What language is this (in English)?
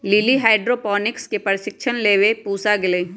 Magahi